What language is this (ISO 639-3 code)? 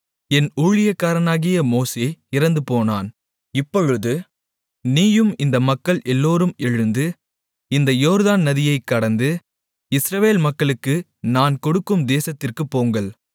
tam